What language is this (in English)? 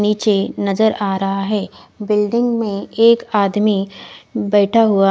Hindi